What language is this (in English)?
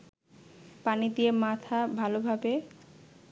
Bangla